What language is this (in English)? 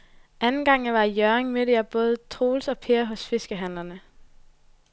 Danish